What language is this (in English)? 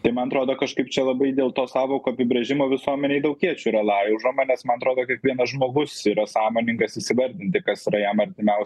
Lithuanian